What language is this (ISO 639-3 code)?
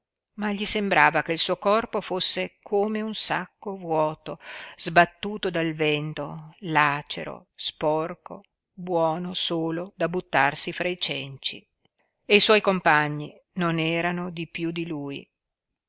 ita